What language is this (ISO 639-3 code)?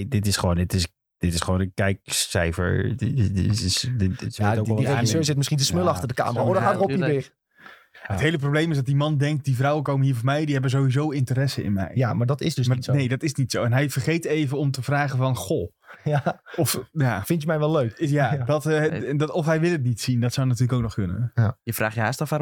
nld